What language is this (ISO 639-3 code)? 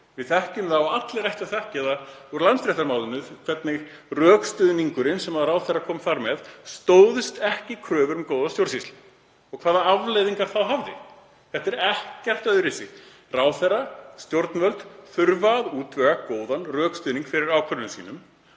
isl